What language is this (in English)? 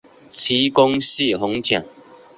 Chinese